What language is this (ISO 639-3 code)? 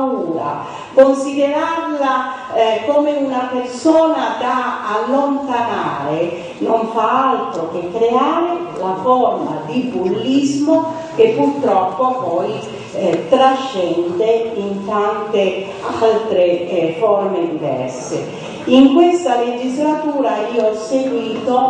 ita